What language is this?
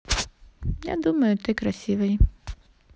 Russian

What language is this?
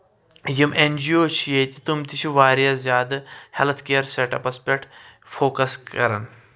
Kashmiri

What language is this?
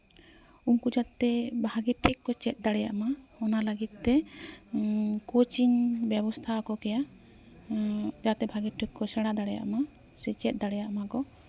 Santali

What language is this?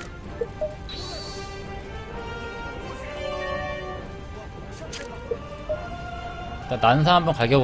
Korean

